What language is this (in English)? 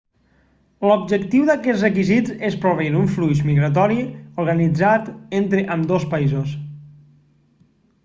Catalan